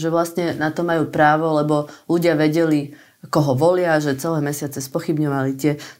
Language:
Slovak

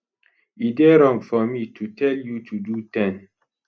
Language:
Nigerian Pidgin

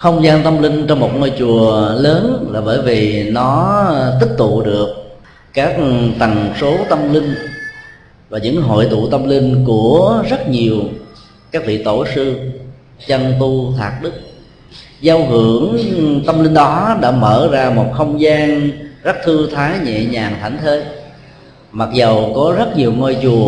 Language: Vietnamese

